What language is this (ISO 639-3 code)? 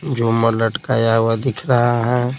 hin